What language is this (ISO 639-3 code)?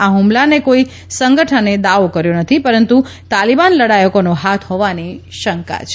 guj